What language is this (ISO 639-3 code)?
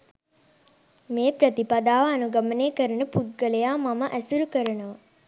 sin